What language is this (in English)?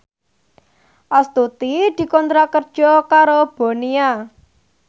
Javanese